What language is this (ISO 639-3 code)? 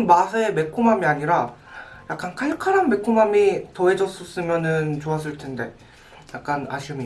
kor